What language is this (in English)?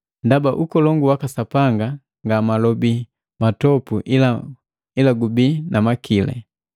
Matengo